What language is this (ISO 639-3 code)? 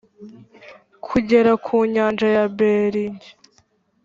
kin